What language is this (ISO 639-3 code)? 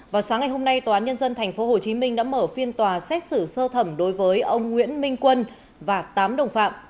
vie